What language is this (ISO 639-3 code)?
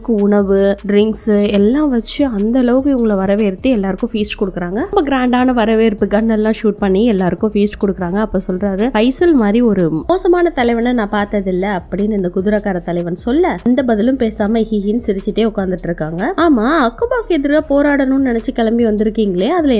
eng